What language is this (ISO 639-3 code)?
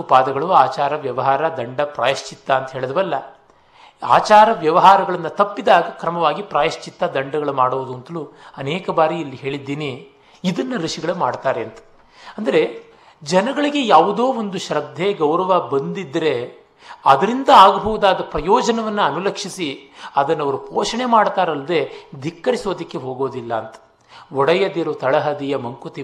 kan